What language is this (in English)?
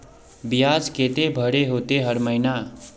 Magahi